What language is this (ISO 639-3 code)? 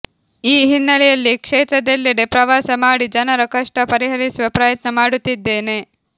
kan